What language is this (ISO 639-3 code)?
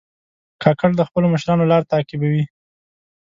pus